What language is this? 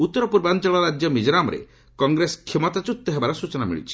Odia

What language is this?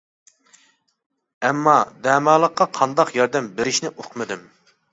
Uyghur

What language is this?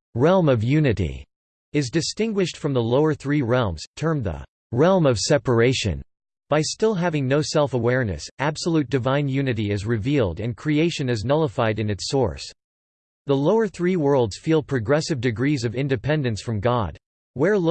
English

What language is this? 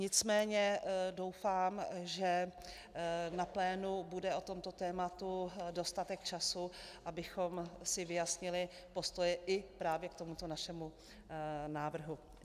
Czech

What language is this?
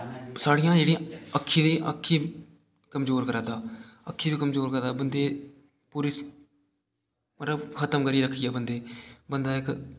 Dogri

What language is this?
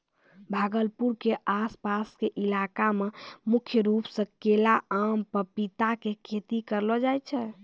Maithili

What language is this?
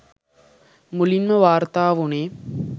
Sinhala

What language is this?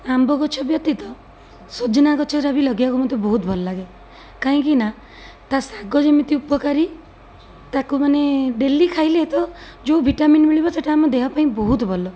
Odia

